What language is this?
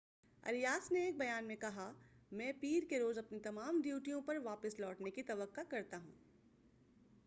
Urdu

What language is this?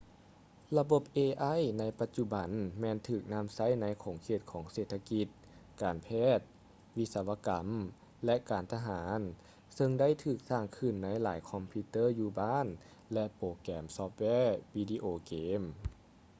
Lao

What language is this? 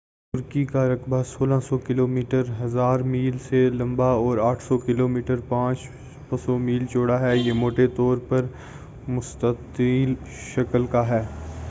Urdu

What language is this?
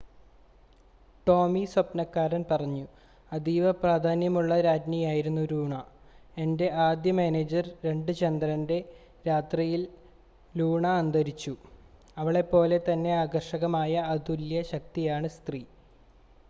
Malayalam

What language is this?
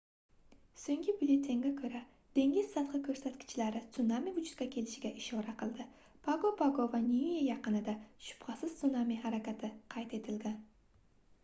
Uzbek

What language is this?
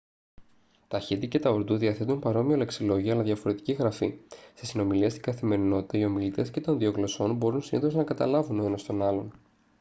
Greek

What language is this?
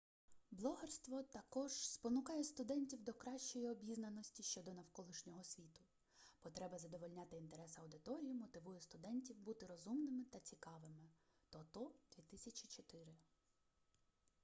Ukrainian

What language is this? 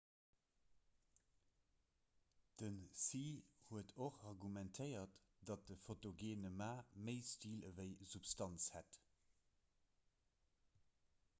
Luxembourgish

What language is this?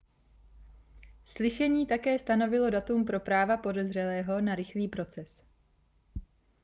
Czech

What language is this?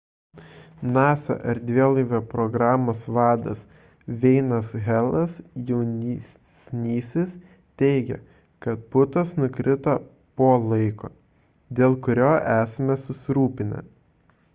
Lithuanian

